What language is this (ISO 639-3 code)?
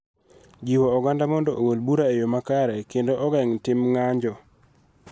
luo